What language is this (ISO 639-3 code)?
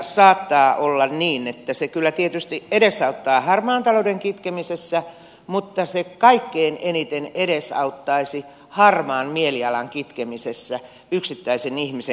fin